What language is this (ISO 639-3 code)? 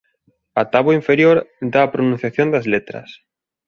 glg